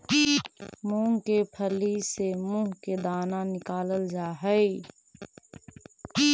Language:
Magahi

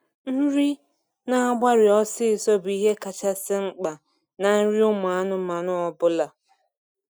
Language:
Igbo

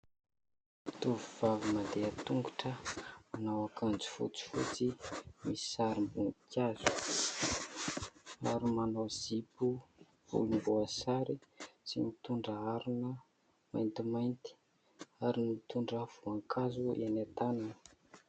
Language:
Malagasy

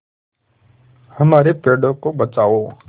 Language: Hindi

